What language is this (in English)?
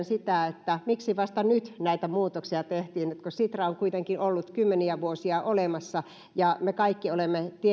Finnish